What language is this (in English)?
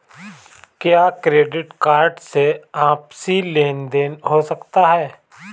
Hindi